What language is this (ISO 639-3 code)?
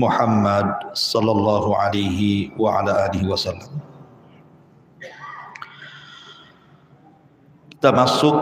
ind